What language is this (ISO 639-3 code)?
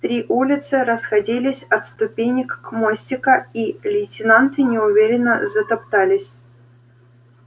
rus